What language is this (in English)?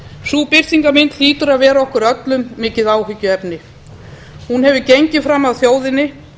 Icelandic